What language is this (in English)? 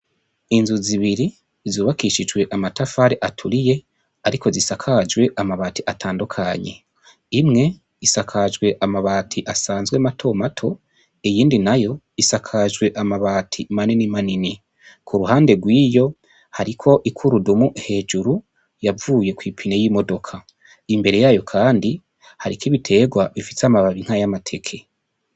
Rundi